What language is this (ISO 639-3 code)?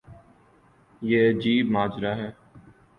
urd